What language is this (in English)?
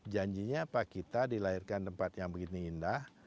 Indonesian